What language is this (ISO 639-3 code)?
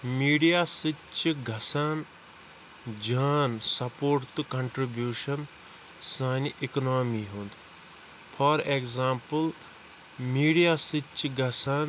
kas